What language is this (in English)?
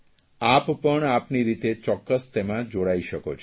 Gujarati